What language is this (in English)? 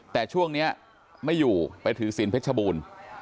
Thai